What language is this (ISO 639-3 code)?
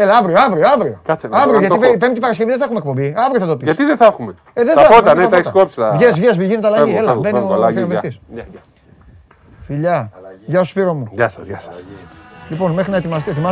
ell